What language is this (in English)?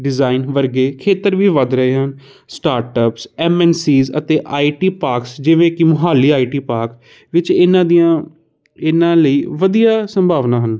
Punjabi